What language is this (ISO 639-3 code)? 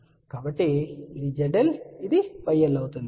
tel